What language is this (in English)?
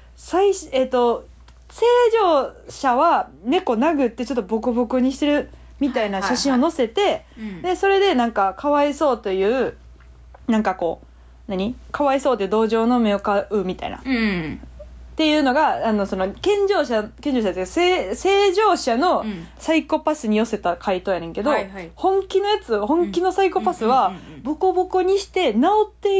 Japanese